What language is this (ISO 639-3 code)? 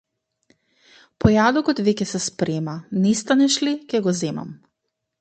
mkd